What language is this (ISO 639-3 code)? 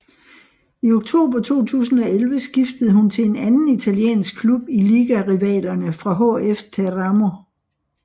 dan